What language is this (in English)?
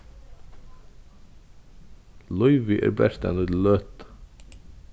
Faroese